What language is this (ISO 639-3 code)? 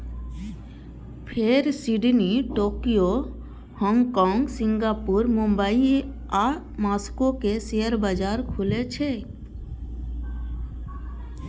mai